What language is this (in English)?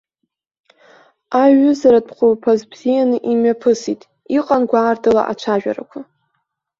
Abkhazian